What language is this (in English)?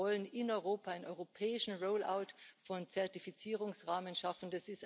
German